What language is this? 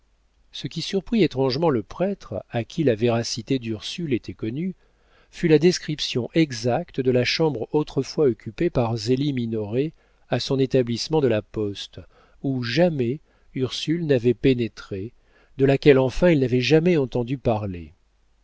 French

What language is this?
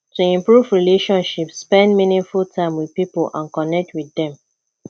Nigerian Pidgin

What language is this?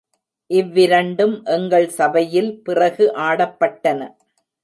Tamil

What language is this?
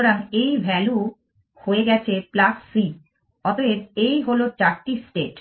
Bangla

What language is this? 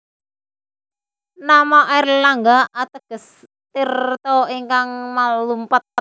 Javanese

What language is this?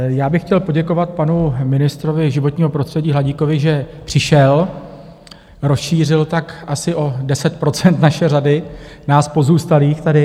Czech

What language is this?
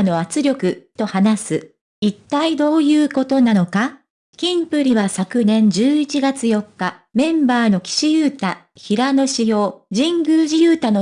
Japanese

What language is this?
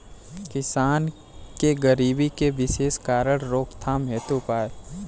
Bhojpuri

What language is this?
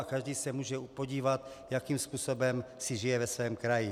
Czech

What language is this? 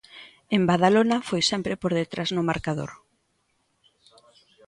Galician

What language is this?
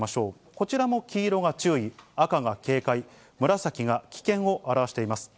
Japanese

